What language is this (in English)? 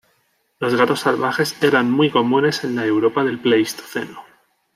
Spanish